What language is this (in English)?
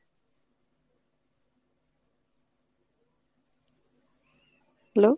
Bangla